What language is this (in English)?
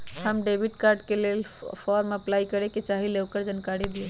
Magahi